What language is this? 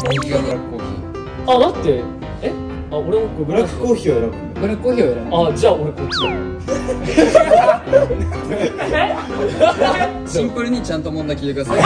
Japanese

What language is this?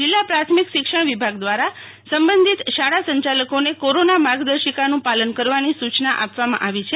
Gujarati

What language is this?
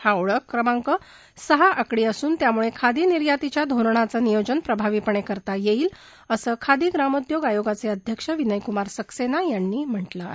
Marathi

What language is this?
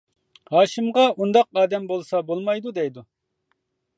Uyghur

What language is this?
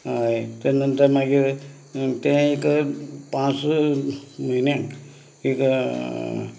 Konkani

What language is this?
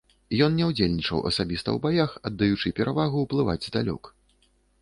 Belarusian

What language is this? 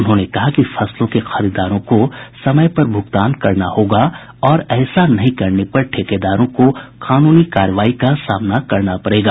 Hindi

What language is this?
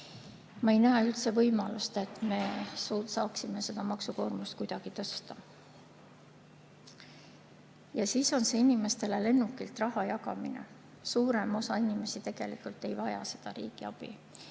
Estonian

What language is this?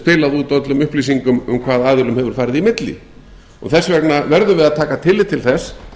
Icelandic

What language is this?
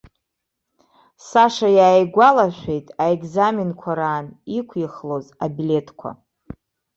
Abkhazian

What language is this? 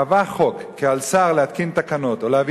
Hebrew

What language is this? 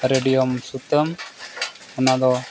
Santali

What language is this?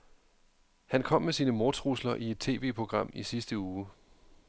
Danish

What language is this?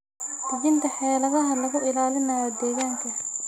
Somali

